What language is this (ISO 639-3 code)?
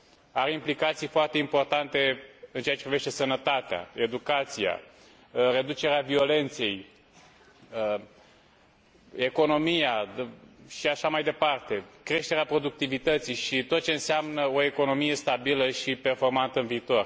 ron